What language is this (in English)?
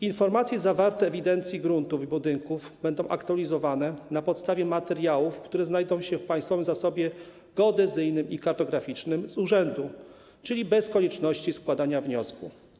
Polish